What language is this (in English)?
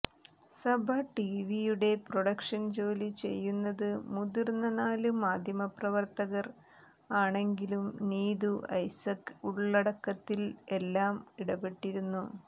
Malayalam